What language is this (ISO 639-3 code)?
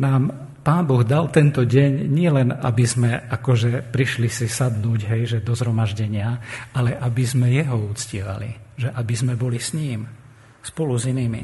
slk